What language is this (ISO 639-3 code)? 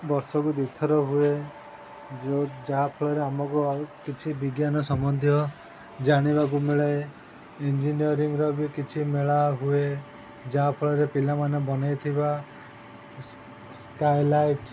ori